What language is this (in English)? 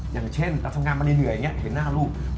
Thai